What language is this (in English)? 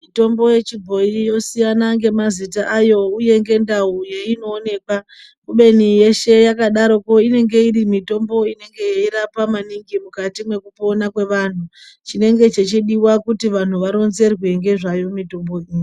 Ndau